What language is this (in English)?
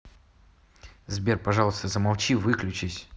Russian